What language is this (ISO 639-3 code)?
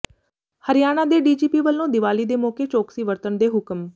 pan